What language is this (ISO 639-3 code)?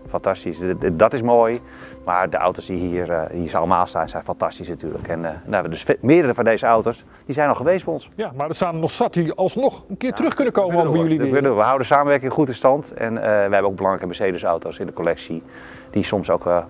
nld